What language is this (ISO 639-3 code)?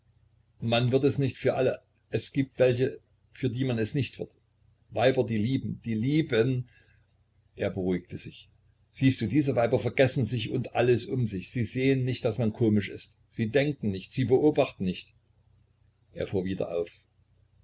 deu